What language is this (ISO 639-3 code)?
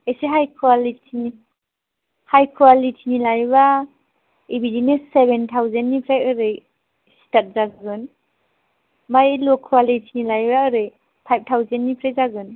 brx